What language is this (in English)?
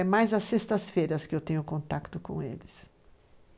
Portuguese